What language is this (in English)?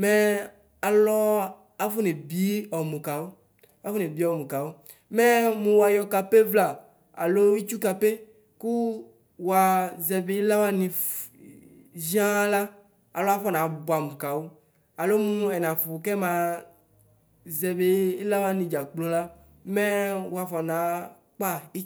Ikposo